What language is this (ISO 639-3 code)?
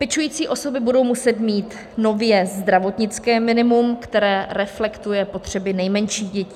ces